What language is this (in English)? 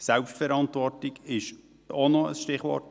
Swiss German